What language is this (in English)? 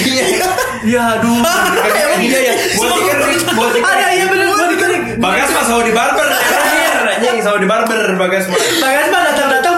Indonesian